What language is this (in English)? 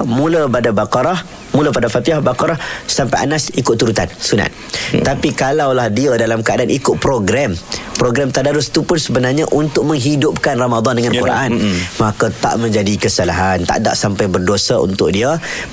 Malay